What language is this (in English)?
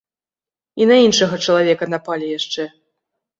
Belarusian